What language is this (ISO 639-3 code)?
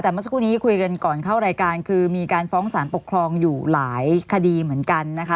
tha